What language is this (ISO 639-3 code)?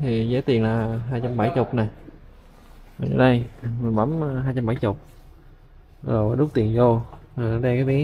vie